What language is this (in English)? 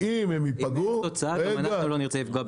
Hebrew